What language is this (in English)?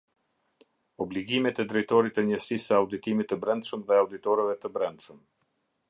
Albanian